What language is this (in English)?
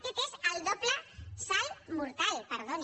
Catalan